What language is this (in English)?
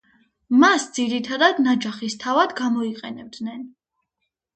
Georgian